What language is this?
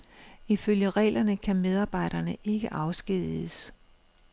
Danish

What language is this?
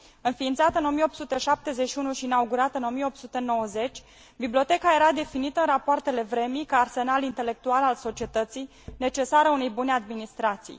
Romanian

